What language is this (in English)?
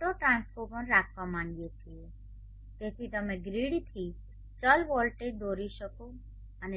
Gujarati